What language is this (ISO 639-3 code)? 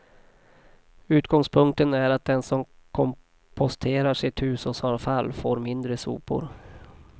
swe